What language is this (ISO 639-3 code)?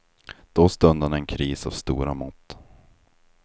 swe